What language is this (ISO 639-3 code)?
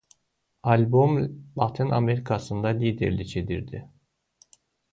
aze